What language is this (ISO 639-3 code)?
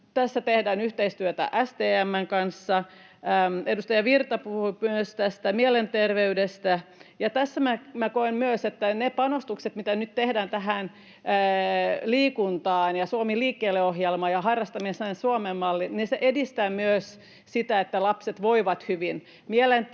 fin